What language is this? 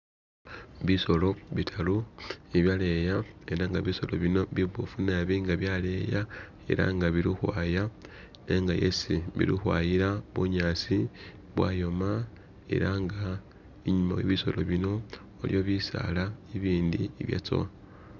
Masaaba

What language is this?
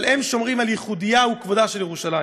Hebrew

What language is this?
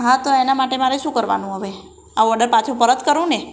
Gujarati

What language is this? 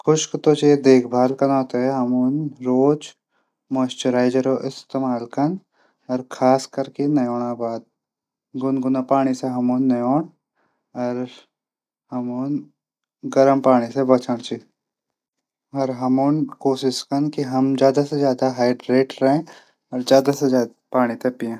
Garhwali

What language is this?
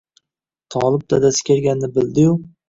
Uzbek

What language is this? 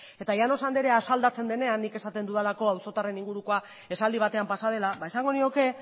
Basque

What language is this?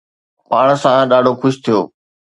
Sindhi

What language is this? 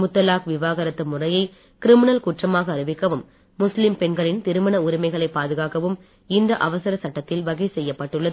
Tamil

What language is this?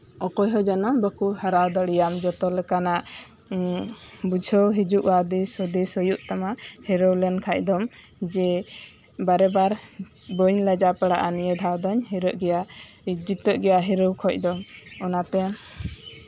Santali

